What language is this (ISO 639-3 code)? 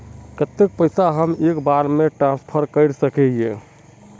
mag